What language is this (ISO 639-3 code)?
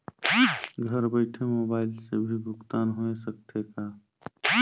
hne